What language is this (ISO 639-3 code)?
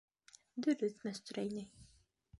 bak